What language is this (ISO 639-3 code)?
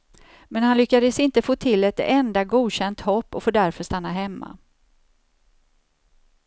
swe